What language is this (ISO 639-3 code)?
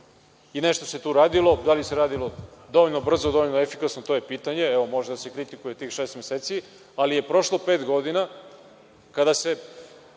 srp